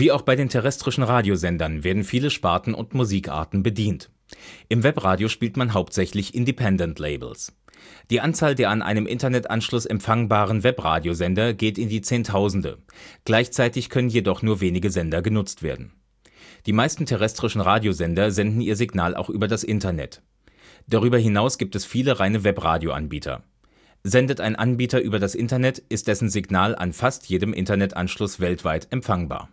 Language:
German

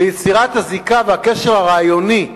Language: Hebrew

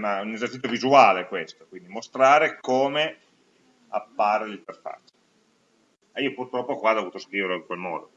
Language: Italian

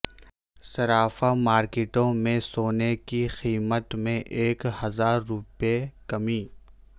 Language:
Urdu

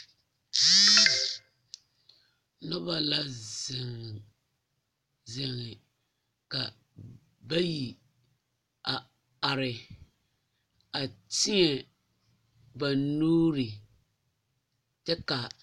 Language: Southern Dagaare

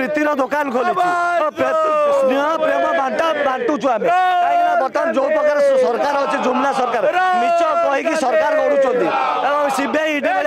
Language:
Romanian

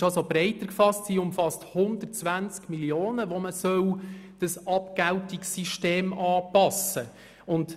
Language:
Swiss German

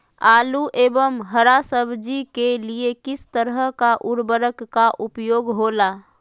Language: Magahi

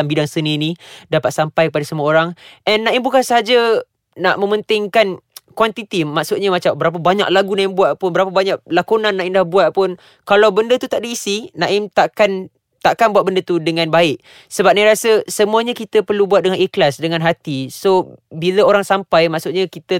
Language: Malay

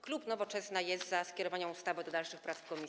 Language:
Polish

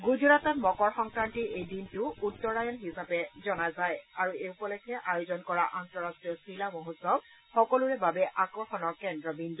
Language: Assamese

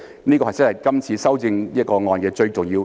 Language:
Cantonese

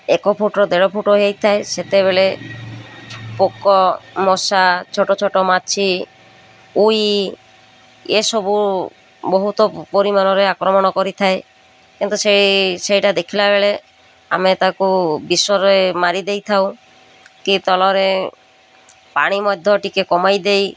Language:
Odia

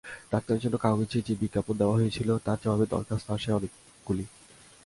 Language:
Bangla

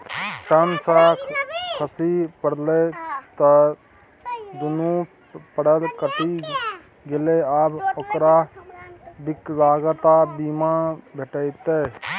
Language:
Maithili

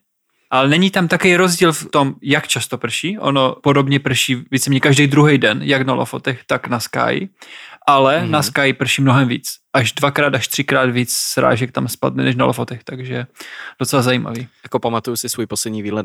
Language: Czech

